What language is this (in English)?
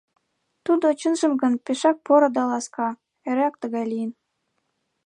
Mari